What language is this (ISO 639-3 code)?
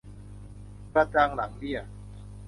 tha